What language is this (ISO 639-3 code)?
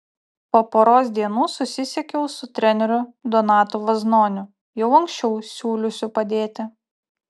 lit